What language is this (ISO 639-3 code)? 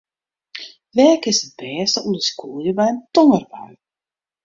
fry